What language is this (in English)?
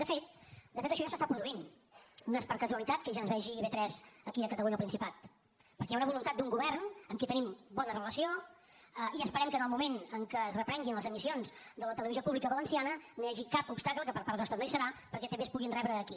Catalan